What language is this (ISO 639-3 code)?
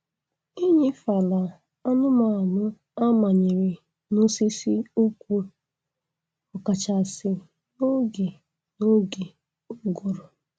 ibo